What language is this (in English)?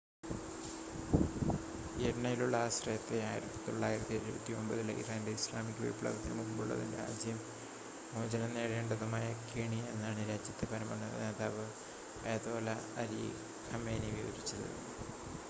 Malayalam